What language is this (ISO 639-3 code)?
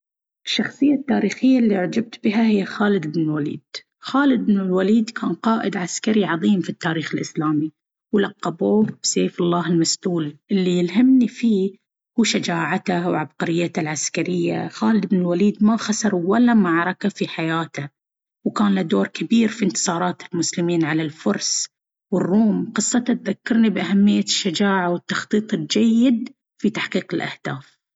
abv